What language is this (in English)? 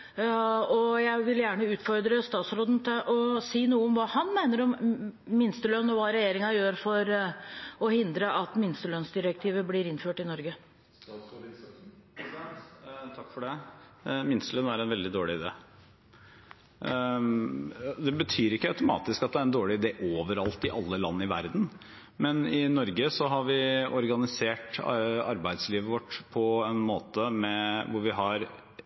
Norwegian Bokmål